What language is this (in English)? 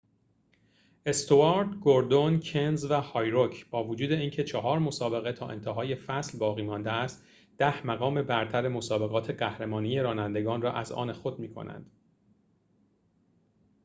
Persian